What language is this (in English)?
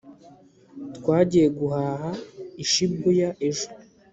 Kinyarwanda